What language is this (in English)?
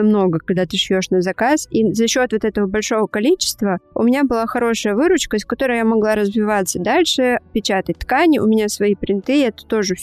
Russian